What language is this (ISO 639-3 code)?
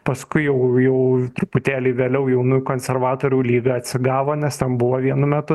lit